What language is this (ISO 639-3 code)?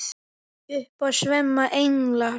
isl